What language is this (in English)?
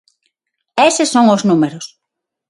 Galician